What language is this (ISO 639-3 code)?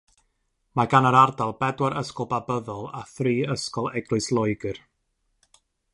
cym